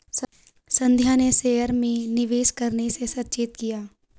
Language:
Hindi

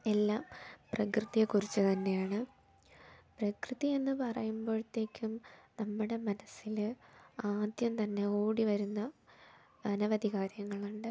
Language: Malayalam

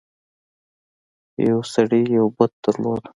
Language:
Pashto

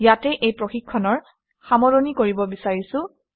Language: Assamese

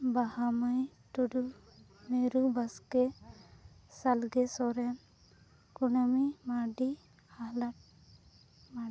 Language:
Santali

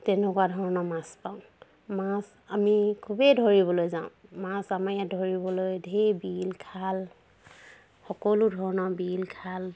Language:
Assamese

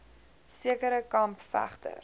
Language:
Afrikaans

